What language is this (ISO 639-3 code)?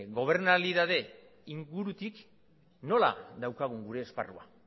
eus